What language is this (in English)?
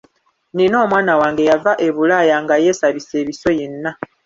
Ganda